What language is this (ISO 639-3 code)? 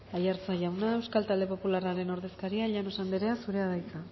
eus